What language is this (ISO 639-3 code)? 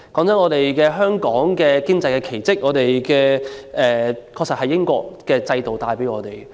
yue